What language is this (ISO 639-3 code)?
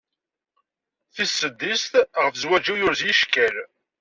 kab